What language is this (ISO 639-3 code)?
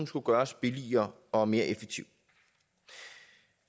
dan